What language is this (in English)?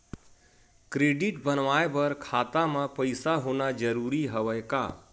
Chhattisgarhi